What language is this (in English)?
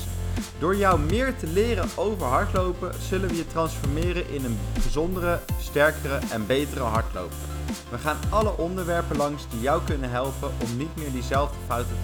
Dutch